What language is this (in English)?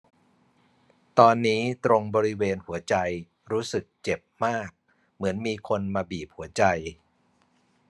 Thai